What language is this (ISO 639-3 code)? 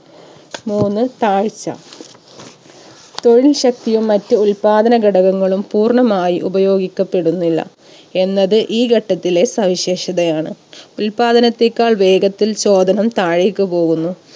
mal